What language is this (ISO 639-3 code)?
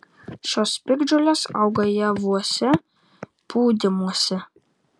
lit